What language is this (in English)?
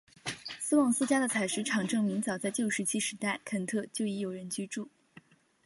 Chinese